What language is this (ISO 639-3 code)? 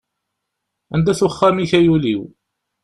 kab